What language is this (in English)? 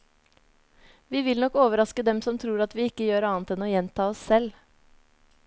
Norwegian